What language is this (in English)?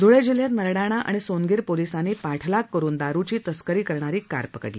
Marathi